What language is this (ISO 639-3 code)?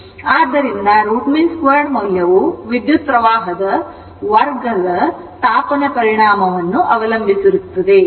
kan